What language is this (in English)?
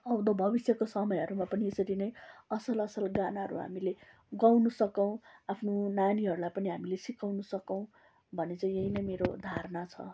Nepali